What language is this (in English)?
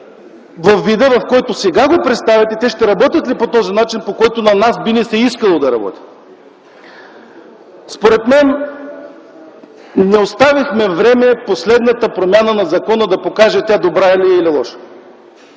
Bulgarian